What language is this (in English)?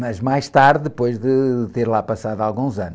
Portuguese